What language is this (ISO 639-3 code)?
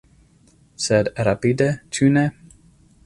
epo